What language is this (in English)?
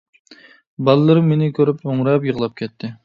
Uyghur